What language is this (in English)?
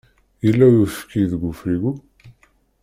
Kabyle